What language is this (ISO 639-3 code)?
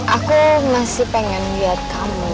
ind